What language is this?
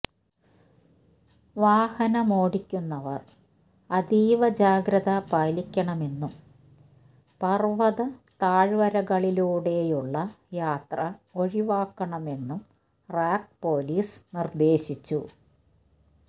Malayalam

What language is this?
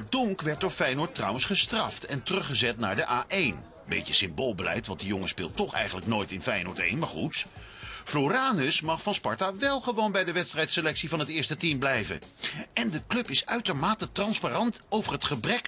Dutch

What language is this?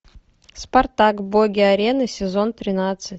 Russian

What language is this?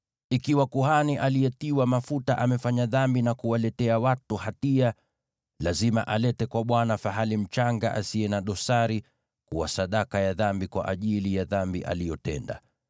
Swahili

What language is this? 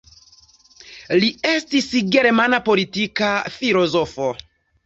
Esperanto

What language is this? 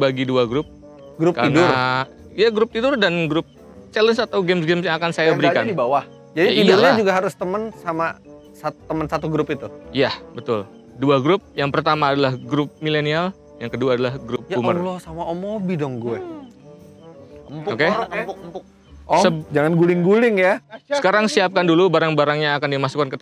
Indonesian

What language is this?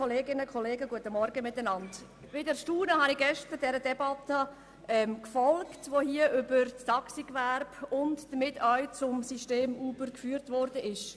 Swiss German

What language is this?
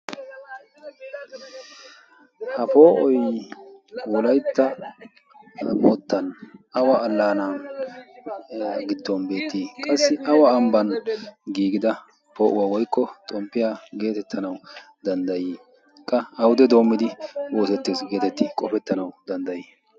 Wolaytta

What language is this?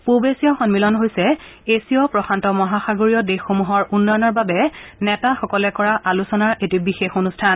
Assamese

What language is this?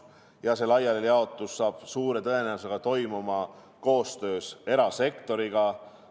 Estonian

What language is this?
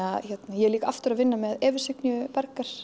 Icelandic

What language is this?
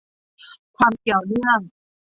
Thai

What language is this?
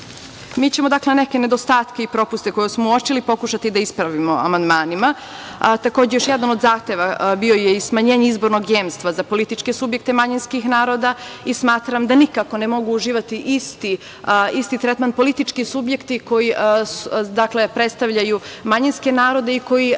Serbian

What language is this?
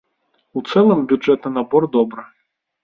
Belarusian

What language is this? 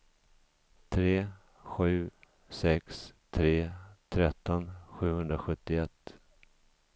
Swedish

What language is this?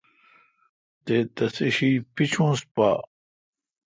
Kalkoti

